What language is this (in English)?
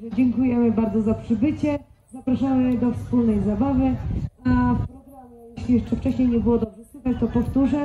Polish